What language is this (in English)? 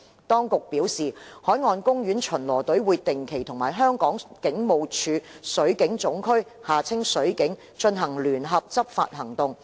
Cantonese